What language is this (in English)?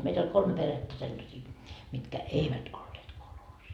Finnish